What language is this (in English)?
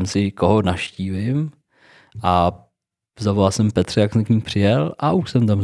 Czech